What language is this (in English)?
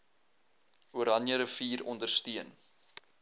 Afrikaans